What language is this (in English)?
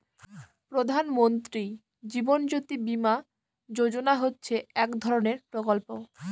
Bangla